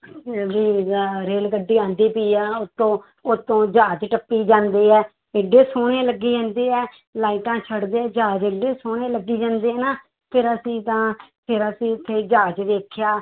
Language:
Punjabi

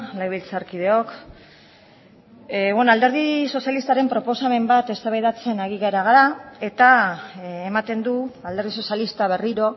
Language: Basque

